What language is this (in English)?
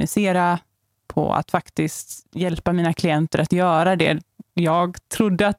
Swedish